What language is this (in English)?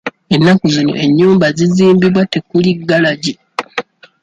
Ganda